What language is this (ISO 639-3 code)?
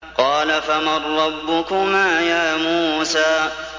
ara